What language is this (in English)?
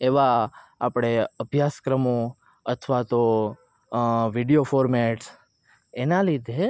Gujarati